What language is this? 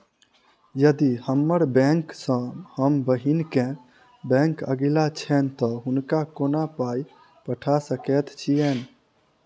Maithili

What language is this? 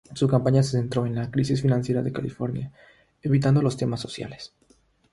Spanish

